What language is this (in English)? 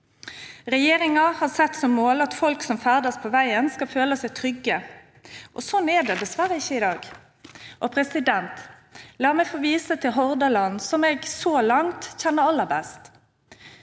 Norwegian